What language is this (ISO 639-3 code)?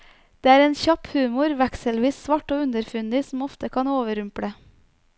nor